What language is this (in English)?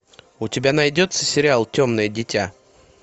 Russian